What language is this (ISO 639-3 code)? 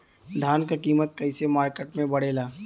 bho